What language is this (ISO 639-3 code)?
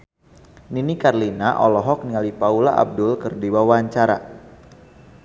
sun